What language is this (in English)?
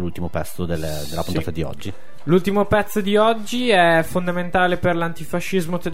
Italian